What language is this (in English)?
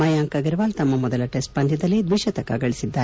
Kannada